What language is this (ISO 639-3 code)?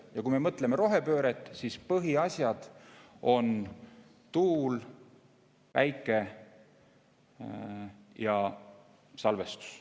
est